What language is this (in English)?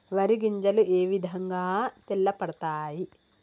Telugu